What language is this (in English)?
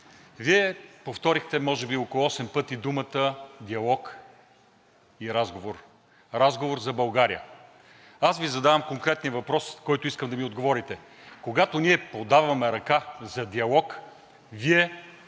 Bulgarian